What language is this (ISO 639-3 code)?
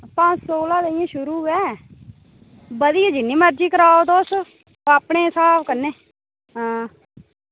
doi